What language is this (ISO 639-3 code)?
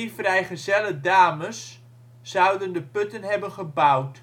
nld